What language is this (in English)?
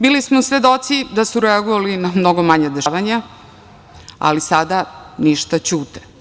Serbian